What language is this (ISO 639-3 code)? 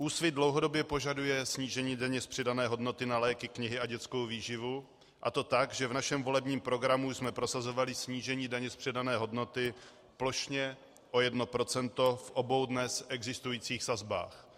ces